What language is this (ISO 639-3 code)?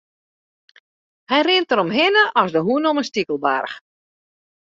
fry